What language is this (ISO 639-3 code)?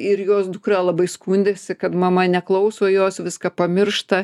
lit